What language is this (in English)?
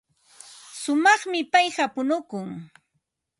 Ambo-Pasco Quechua